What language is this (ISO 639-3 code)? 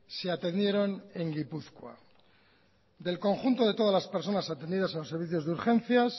spa